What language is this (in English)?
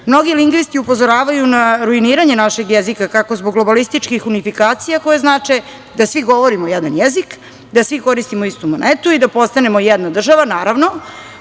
Serbian